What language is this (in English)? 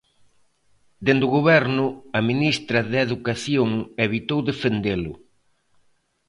Galician